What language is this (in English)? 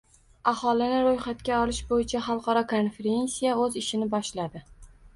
Uzbek